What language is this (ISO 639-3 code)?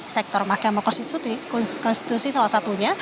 ind